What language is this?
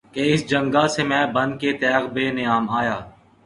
Urdu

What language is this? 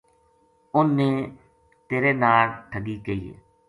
Gujari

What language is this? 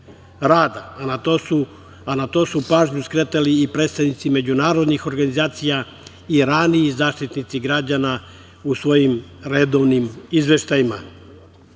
Serbian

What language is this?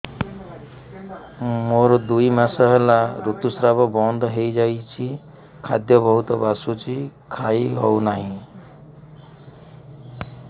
Odia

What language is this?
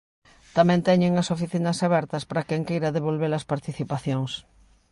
Galician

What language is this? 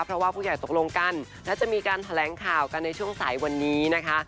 Thai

